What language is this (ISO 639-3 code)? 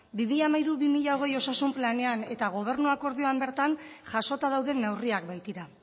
eus